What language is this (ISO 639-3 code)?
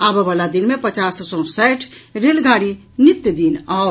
mai